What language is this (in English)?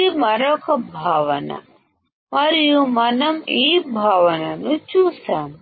Telugu